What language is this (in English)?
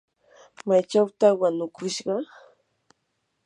Yanahuanca Pasco Quechua